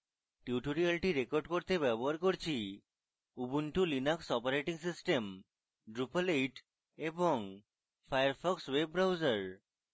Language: Bangla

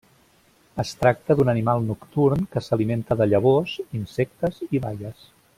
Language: Catalan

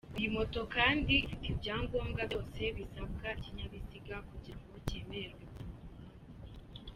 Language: Kinyarwanda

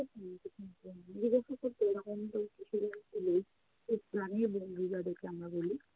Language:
Bangla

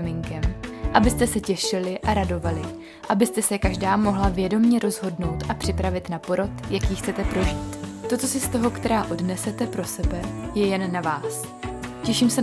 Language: Czech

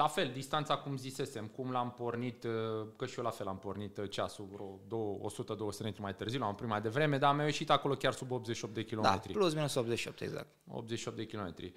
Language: Romanian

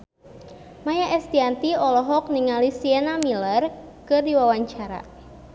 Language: Sundanese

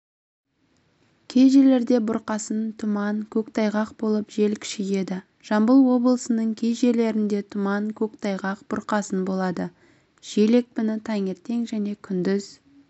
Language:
Kazakh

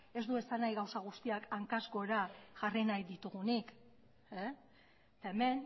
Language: Basque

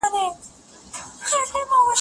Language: Pashto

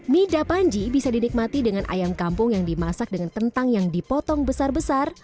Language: Indonesian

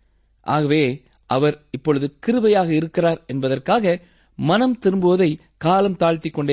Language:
Tamil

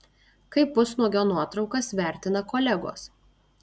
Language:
Lithuanian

